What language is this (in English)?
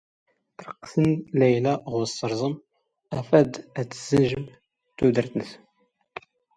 Standard Moroccan Tamazight